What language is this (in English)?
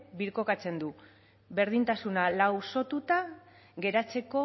Basque